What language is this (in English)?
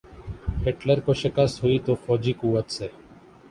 Urdu